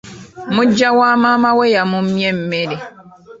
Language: Ganda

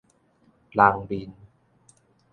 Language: Min Nan Chinese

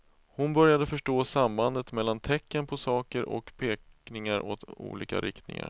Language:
Swedish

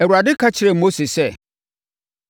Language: Akan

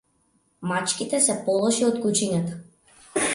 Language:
Macedonian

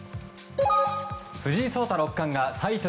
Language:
Japanese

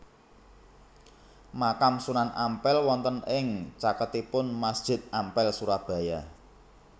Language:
Javanese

